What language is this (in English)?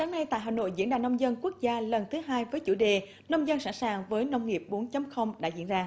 Vietnamese